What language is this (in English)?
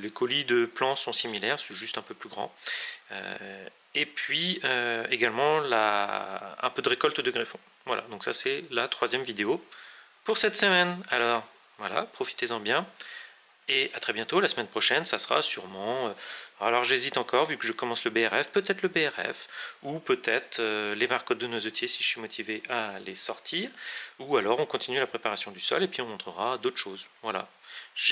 French